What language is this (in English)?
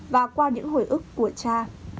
Vietnamese